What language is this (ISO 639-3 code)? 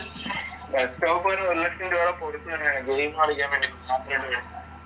mal